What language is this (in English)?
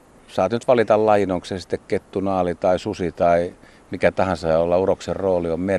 Finnish